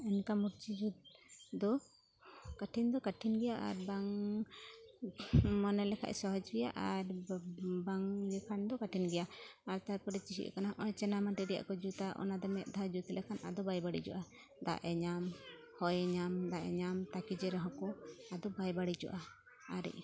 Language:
Santali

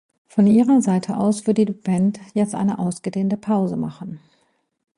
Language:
German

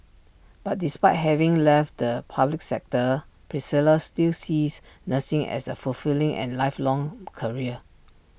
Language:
English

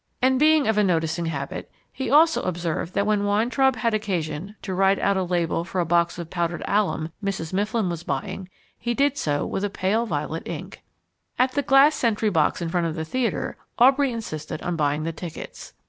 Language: English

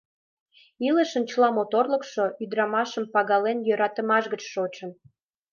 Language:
Mari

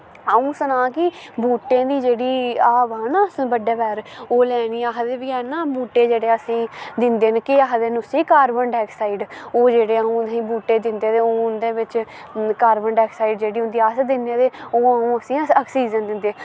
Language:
Dogri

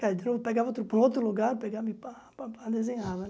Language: Portuguese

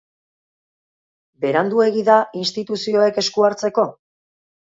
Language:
Basque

